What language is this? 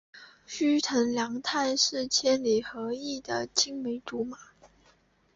Chinese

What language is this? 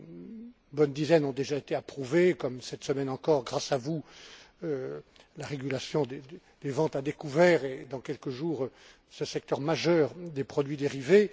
French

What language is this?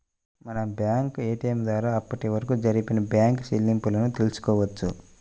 Telugu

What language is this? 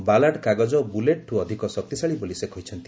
Odia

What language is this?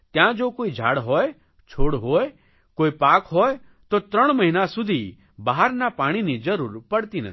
Gujarati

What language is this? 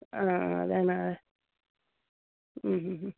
Malayalam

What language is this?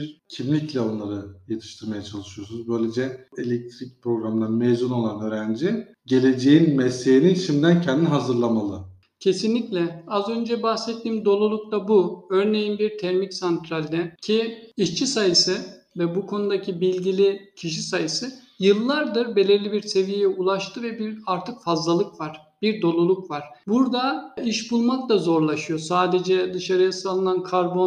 Turkish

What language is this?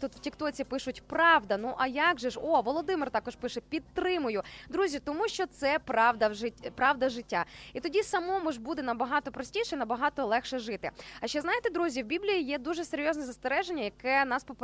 Ukrainian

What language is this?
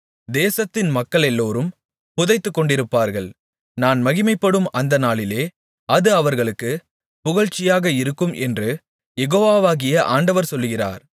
Tamil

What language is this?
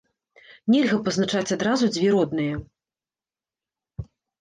Belarusian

